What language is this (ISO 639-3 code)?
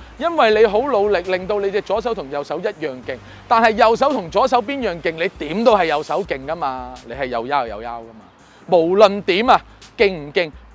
zho